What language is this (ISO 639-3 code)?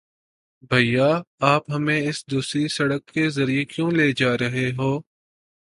urd